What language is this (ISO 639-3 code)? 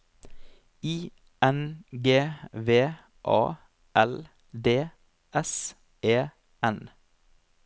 nor